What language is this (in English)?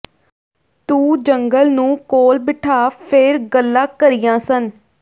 Punjabi